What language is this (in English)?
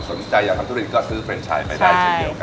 Thai